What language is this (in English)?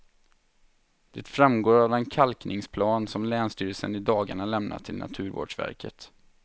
Swedish